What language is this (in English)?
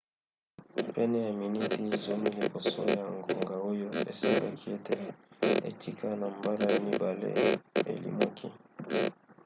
Lingala